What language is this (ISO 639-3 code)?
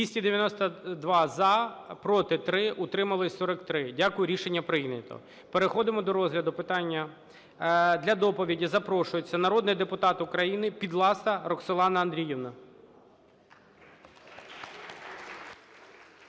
ukr